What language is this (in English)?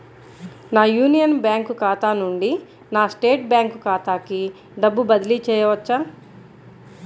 Telugu